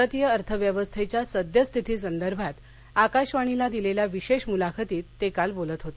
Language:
Marathi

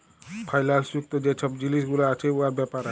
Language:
Bangla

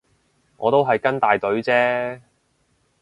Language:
Cantonese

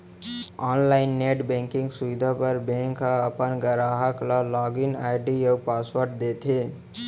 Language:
Chhattisgarhi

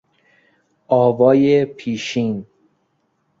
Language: Persian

